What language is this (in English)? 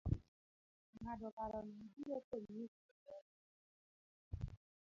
Luo (Kenya and Tanzania)